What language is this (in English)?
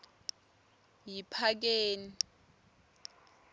Swati